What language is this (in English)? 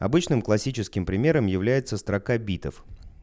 Russian